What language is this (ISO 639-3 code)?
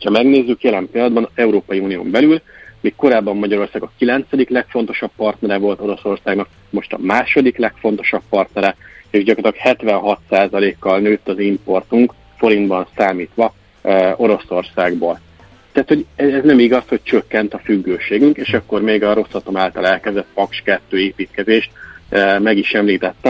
hun